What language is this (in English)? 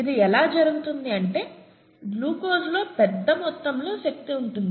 Telugu